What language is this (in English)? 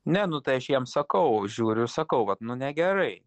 Lithuanian